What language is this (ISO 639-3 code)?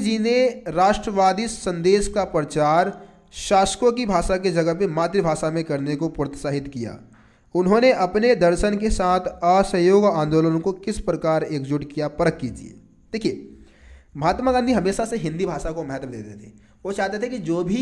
hin